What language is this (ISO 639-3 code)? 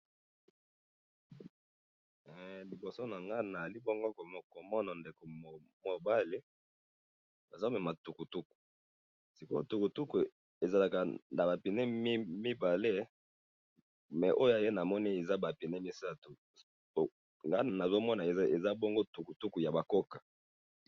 lin